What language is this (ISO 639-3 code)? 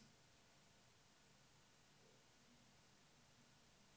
dan